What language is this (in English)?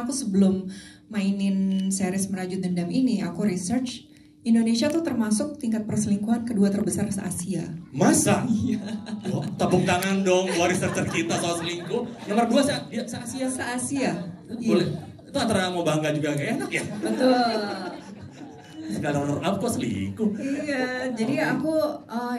Indonesian